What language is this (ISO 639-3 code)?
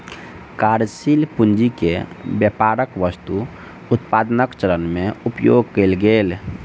mai